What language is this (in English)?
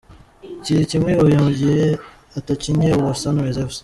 Kinyarwanda